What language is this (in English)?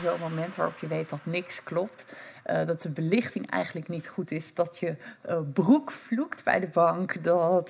Dutch